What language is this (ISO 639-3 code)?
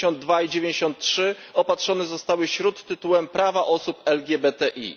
pol